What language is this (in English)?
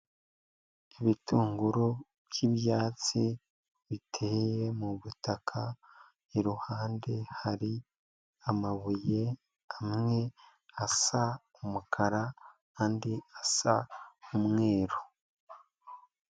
Kinyarwanda